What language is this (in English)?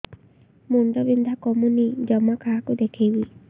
Odia